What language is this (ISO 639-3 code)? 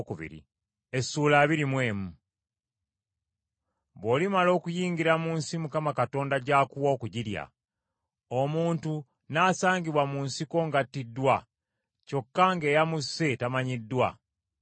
lug